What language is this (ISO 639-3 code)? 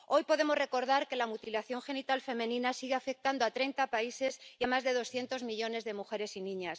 spa